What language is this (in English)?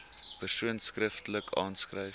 Afrikaans